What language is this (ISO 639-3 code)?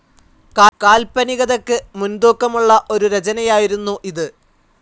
mal